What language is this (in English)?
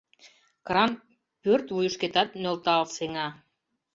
Mari